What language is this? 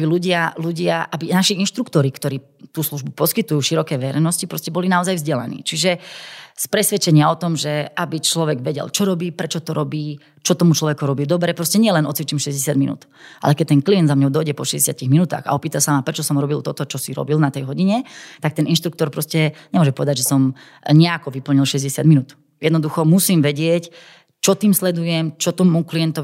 Slovak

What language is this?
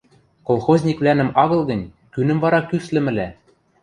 Western Mari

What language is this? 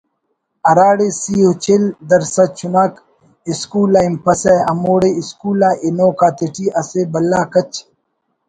Brahui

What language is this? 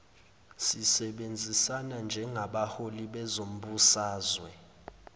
Zulu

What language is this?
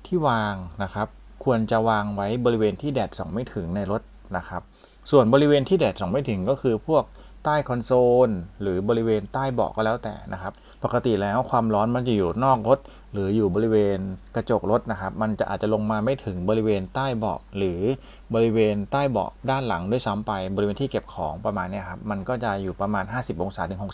Thai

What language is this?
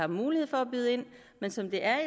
Danish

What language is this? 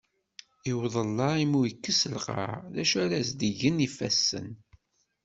Kabyle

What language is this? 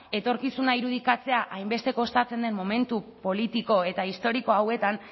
Basque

